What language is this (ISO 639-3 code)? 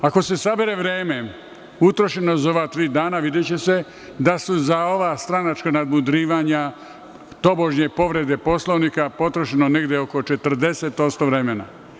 srp